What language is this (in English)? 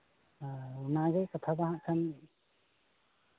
Santali